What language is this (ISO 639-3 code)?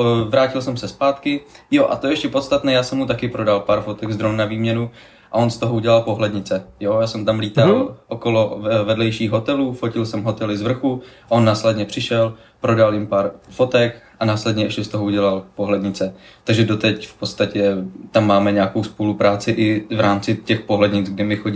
ces